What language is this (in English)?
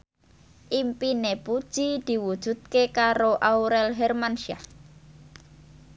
Javanese